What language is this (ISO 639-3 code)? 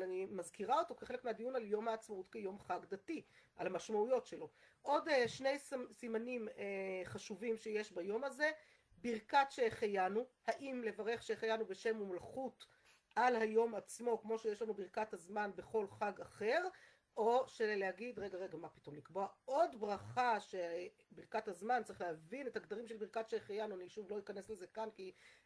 heb